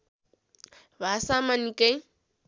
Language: Nepali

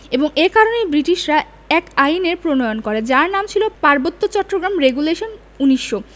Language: Bangla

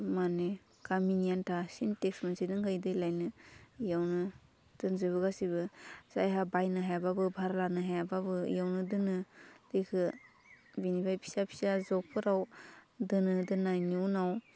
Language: Bodo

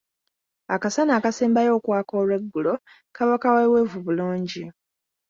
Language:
Ganda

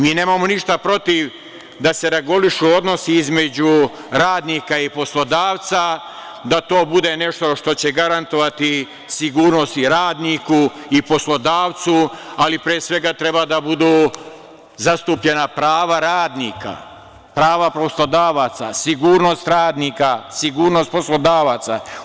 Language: Serbian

